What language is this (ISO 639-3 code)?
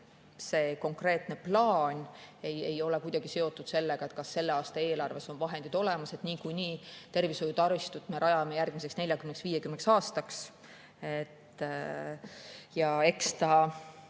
est